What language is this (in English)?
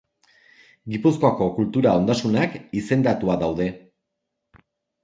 Basque